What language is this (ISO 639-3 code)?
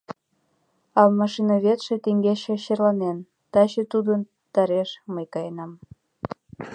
chm